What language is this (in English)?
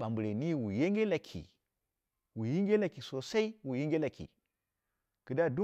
Dera (Nigeria)